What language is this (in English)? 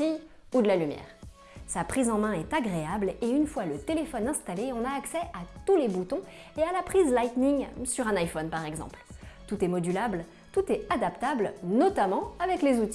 French